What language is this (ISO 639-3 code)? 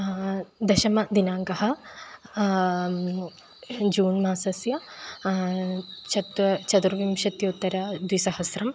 san